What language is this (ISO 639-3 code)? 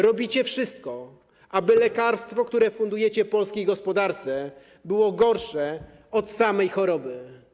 pol